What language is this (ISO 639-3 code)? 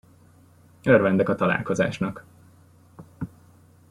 hun